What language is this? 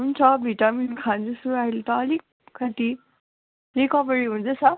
Nepali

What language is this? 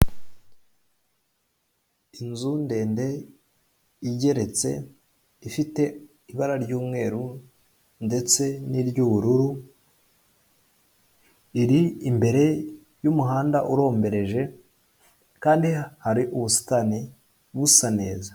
Kinyarwanda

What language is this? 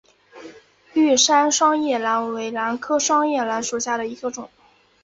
Chinese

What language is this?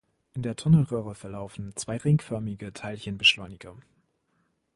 German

